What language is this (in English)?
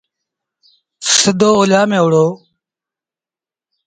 Sindhi Bhil